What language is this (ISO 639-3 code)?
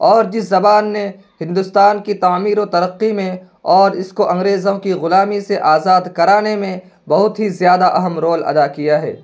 urd